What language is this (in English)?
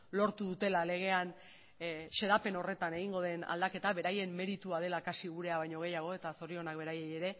Basque